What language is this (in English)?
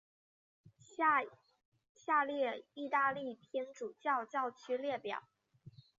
Chinese